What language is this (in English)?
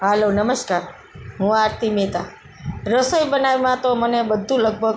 Gujarati